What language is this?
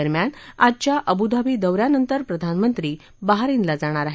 Marathi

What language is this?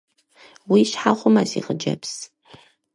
Kabardian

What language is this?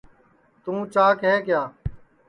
Sansi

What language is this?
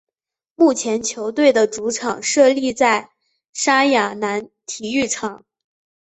Chinese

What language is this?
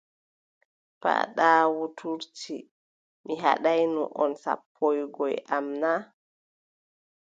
Adamawa Fulfulde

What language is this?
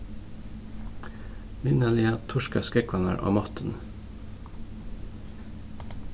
Faroese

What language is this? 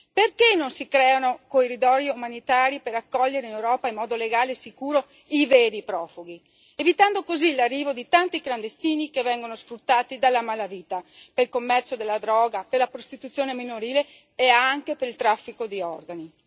Italian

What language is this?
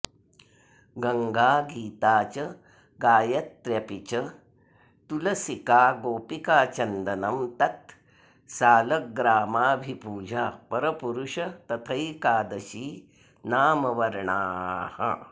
Sanskrit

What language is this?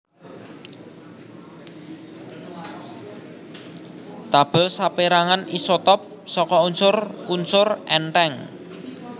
Javanese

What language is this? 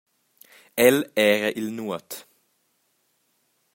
Romansh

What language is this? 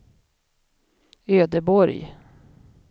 Swedish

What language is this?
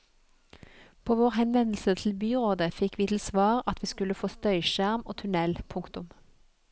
Norwegian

